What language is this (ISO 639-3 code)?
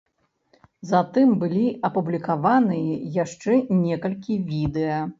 bel